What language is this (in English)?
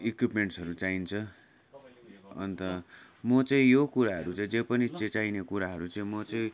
Nepali